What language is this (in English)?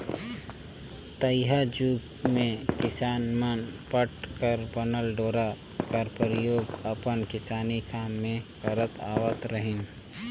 Chhattisgarhi